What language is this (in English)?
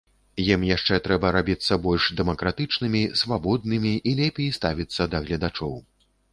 Belarusian